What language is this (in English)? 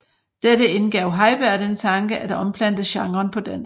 Danish